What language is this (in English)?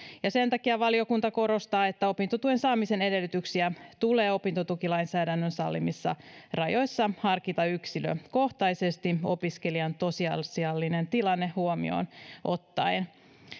Finnish